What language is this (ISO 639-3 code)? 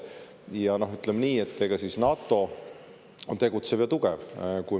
est